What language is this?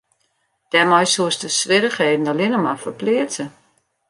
Western Frisian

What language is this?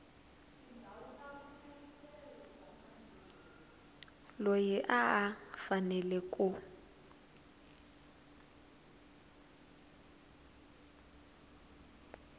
Tsonga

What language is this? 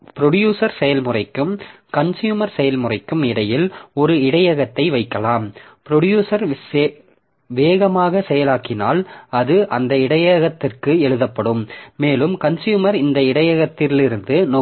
Tamil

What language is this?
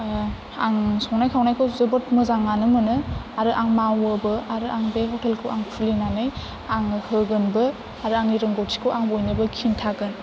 Bodo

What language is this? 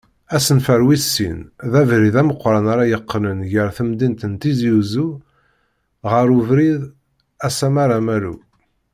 Kabyle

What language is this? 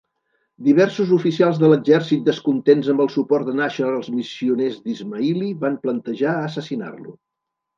Catalan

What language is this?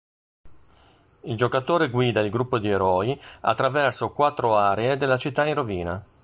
Italian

